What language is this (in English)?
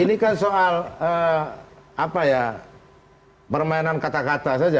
Indonesian